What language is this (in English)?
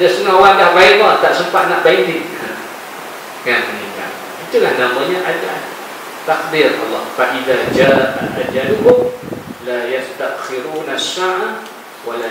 Malay